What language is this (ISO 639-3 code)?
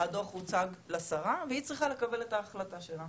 heb